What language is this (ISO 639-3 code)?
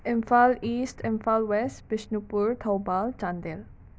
mni